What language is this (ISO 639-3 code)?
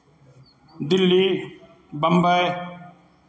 hin